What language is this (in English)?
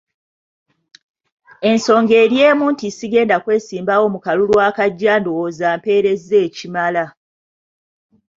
Ganda